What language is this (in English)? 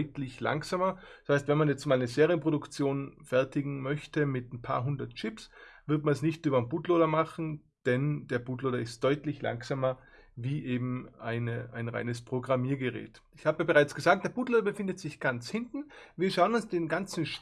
German